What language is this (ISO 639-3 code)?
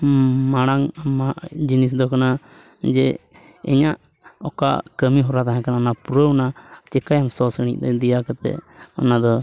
sat